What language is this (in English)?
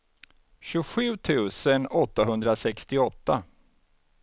Swedish